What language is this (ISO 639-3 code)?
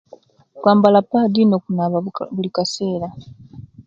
lke